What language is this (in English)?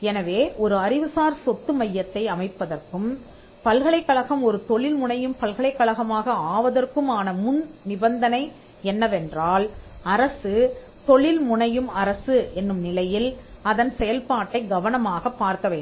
Tamil